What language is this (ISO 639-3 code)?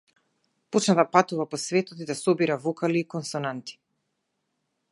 mkd